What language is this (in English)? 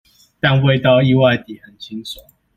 Chinese